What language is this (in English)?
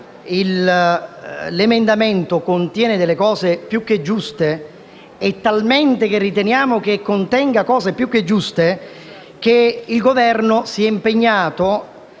Italian